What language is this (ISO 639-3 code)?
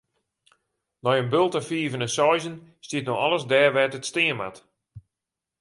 fry